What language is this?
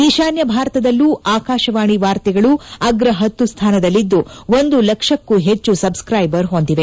Kannada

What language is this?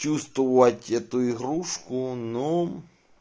Russian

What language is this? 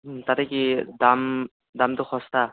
Assamese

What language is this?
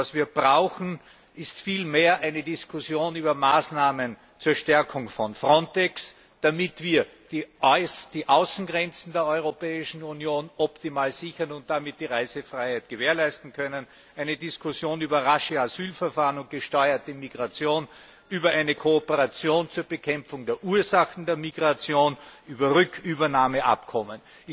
German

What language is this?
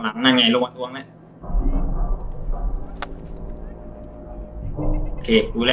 Thai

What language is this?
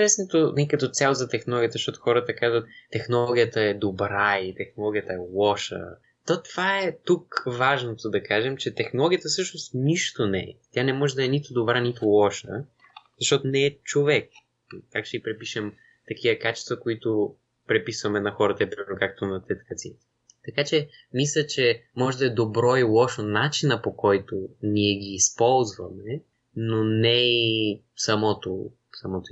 Bulgarian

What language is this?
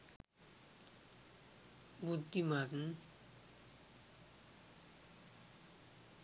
Sinhala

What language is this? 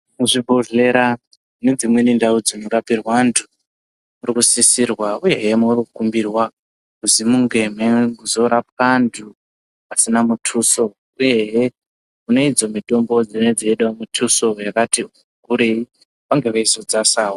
Ndau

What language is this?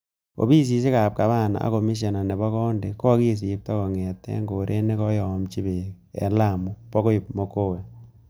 Kalenjin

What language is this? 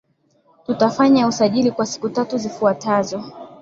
Swahili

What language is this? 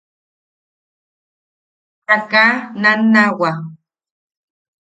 Yaqui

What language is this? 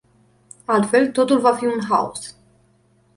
Romanian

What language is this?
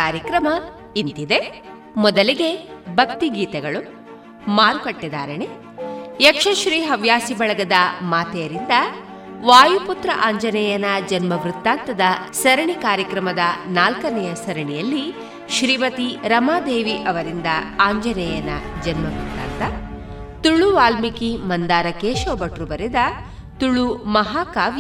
Kannada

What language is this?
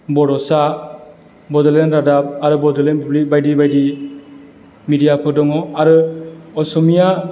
Bodo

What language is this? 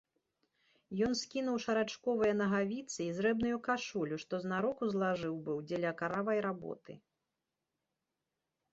Belarusian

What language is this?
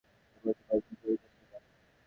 Bangla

